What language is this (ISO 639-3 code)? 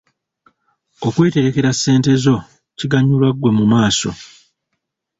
lug